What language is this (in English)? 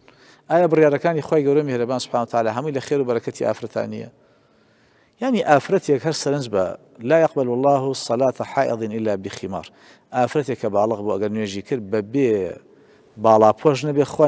Arabic